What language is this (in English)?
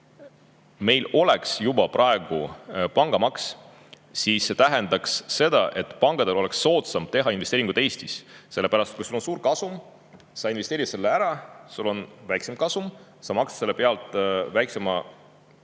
Estonian